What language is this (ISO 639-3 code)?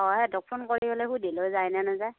asm